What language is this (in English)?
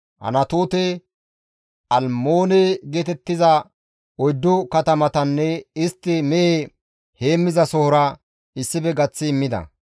Gamo